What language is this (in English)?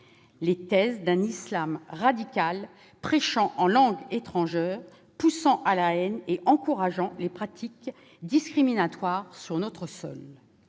French